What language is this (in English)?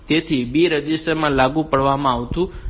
Gujarati